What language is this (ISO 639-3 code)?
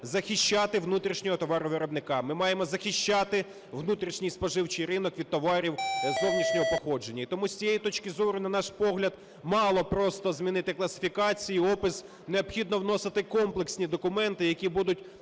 ukr